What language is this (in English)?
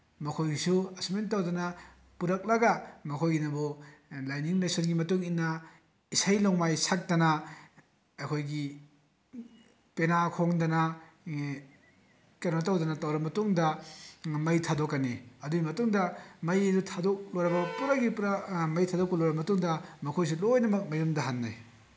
Manipuri